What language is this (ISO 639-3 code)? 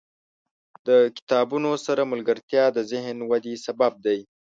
pus